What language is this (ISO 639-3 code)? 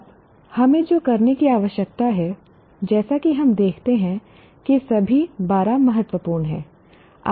hin